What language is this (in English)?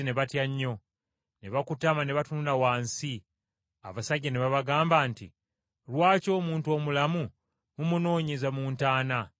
Ganda